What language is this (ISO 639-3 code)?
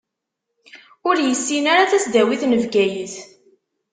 kab